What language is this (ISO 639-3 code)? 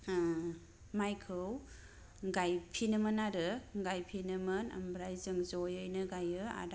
brx